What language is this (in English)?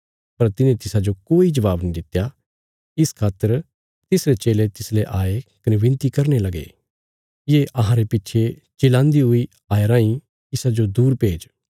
Bilaspuri